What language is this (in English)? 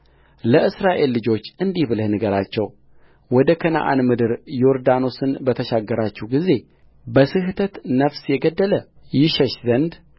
Amharic